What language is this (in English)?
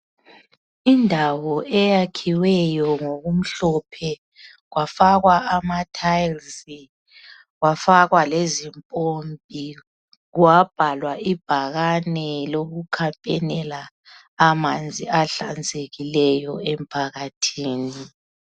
North Ndebele